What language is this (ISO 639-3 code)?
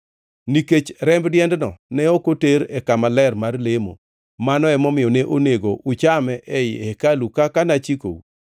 luo